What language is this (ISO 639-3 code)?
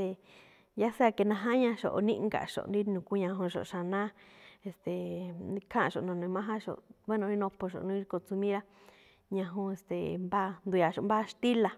tcf